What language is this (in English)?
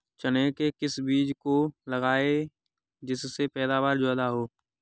Hindi